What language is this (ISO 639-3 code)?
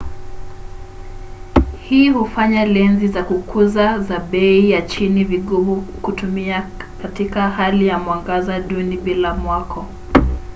swa